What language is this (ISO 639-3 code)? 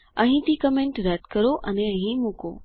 guj